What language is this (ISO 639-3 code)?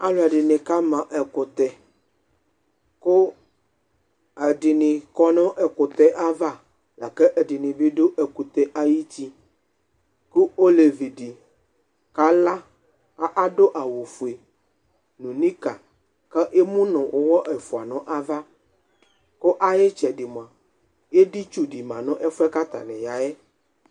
kpo